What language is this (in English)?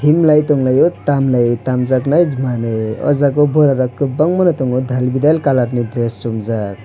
Kok Borok